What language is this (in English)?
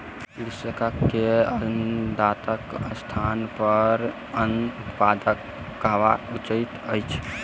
Maithili